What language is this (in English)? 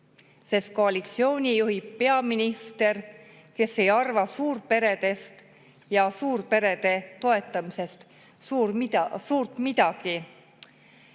Estonian